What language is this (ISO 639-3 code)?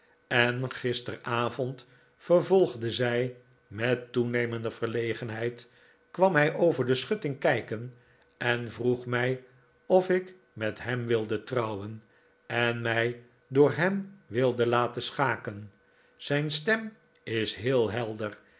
nld